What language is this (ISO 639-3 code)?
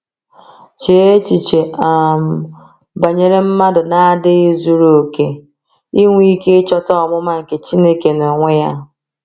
ibo